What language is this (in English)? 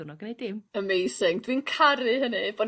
Welsh